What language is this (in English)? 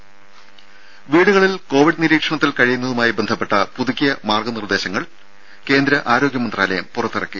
Malayalam